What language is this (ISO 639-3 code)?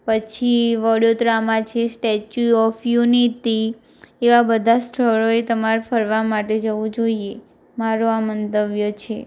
guj